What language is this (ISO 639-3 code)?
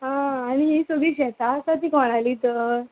kok